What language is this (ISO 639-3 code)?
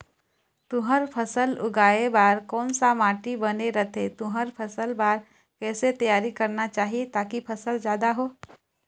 hne